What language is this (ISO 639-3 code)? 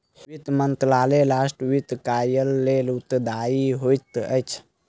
mai